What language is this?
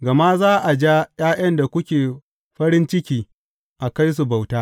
Hausa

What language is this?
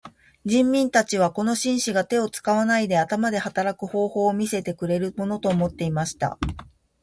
Japanese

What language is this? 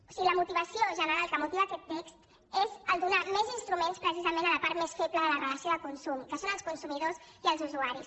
Catalan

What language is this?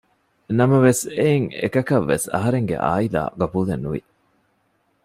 Divehi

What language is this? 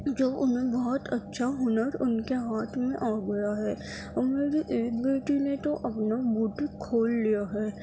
Urdu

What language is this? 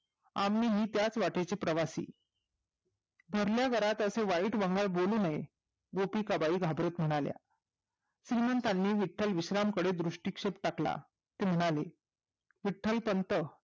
Marathi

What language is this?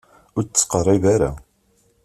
Kabyle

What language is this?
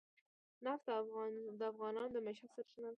Pashto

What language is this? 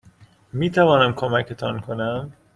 Persian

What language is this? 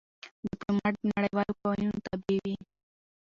Pashto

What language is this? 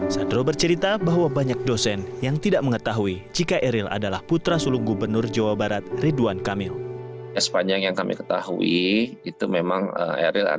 Indonesian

